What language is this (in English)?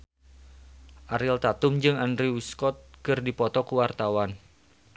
Sundanese